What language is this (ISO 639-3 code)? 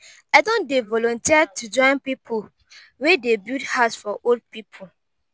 pcm